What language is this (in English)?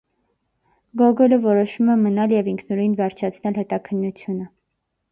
Armenian